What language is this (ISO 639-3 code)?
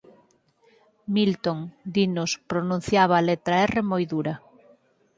glg